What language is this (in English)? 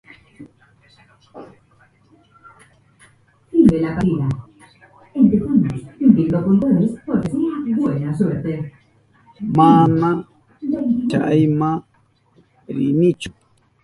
Southern Pastaza Quechua